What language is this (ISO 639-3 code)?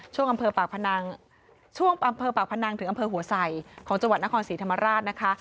tha